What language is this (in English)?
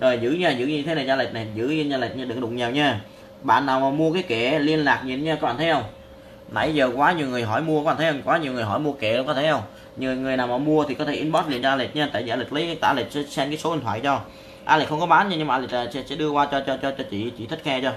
Vietnamese